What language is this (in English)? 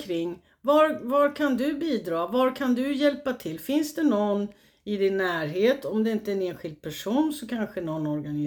Swedish